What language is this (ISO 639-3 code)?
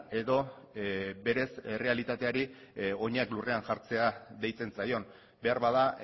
eus